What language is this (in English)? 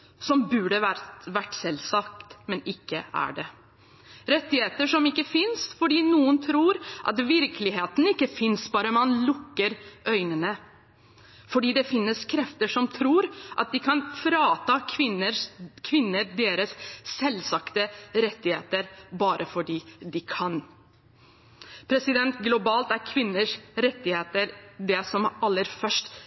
Norwegian Bokmål